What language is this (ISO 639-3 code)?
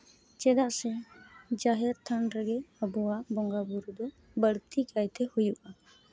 sat